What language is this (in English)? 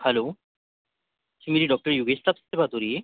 Urdu